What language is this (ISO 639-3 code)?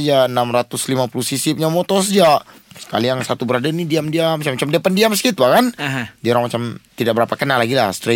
msa